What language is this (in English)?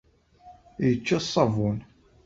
Kabyle